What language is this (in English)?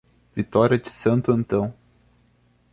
Portuguese